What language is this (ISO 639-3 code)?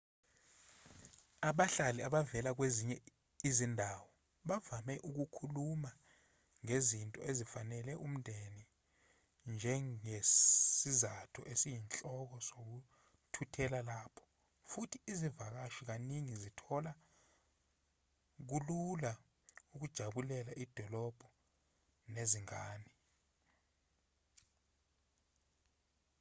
zul